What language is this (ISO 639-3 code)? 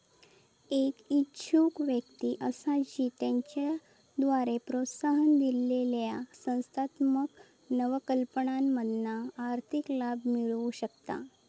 mar